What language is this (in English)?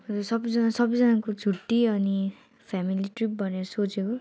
Nepali